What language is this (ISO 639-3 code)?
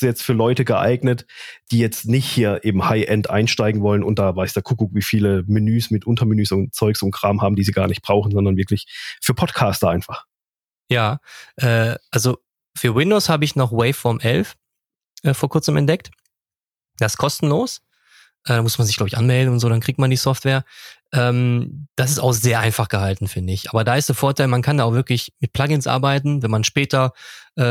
deu